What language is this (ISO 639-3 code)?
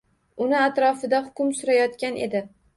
uzb